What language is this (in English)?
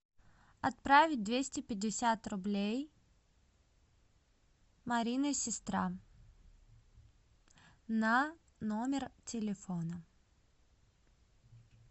Russian